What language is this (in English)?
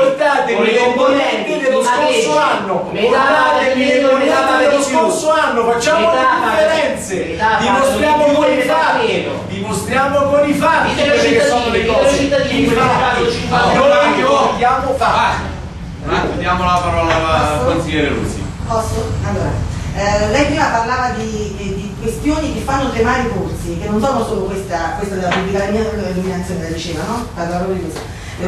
Italian